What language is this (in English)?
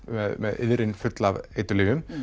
Icelandic